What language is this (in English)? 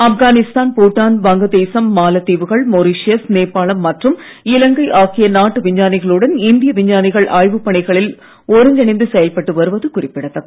Tamil